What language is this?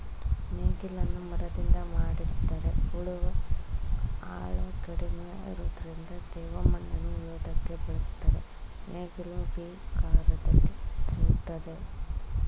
Kannada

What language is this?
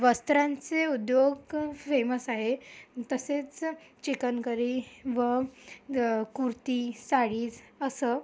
Marathi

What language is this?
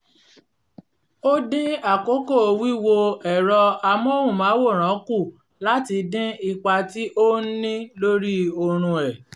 Yoruba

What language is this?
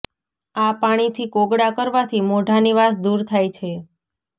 Gujarati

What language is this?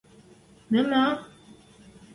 Western Mari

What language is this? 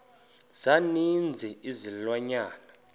Xhosa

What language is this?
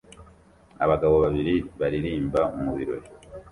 Kinyarwanda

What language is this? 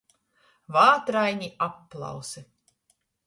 Latgalian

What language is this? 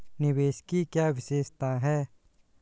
Hindi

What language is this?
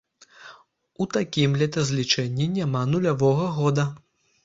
Belarusian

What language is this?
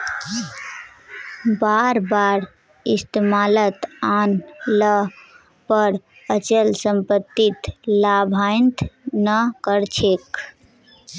Magahi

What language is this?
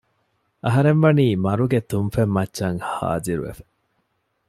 Divehi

